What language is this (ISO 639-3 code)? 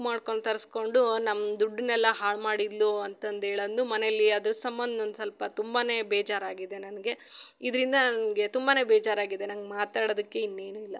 kan